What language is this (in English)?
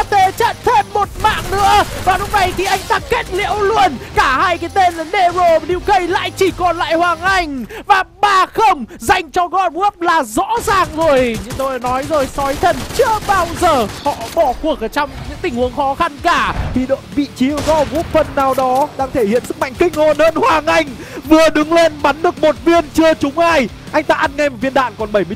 Vietnamese